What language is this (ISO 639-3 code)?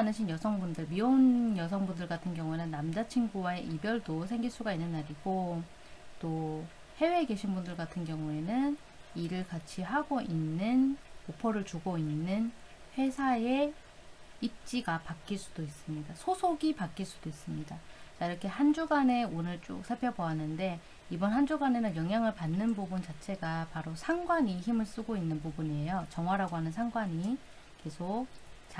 kor